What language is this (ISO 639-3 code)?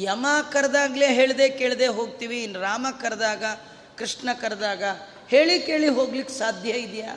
kan